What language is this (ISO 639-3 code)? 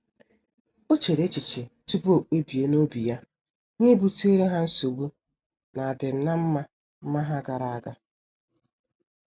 ibo